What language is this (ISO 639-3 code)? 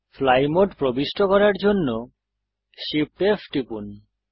ben